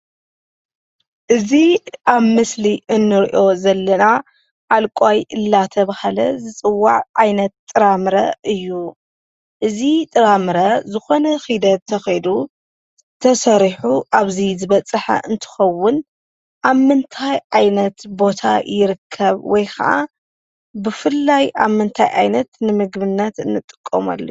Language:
Tigrinya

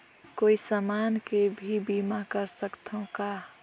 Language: Chhattisgarhi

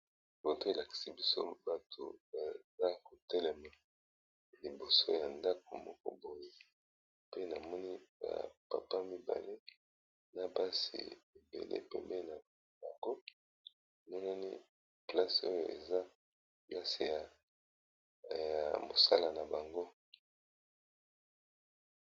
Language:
Lingala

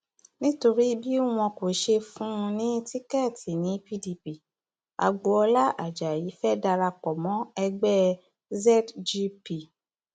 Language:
Yoruba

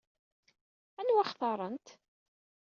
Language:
Kabyle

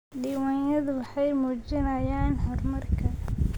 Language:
Somali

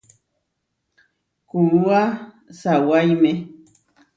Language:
Huarijio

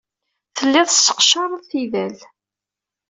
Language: Kabyle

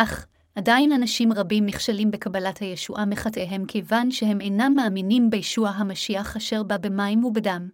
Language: Hebrew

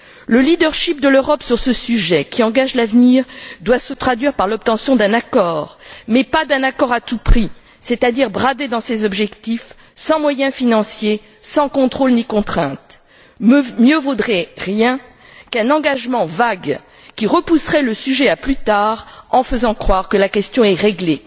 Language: French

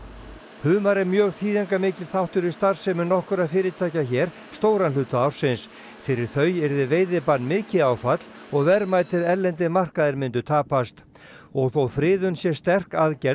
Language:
Icelandic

